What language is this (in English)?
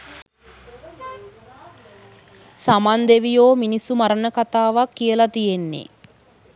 Sinhala